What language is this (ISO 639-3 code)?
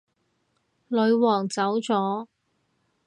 yue